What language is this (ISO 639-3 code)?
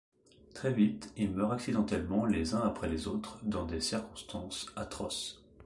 fra